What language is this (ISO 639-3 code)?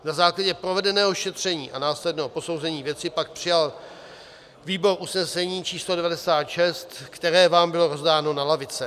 ces